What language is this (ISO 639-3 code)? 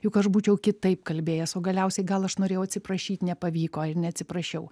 lit